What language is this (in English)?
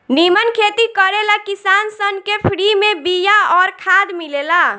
Bhojpuri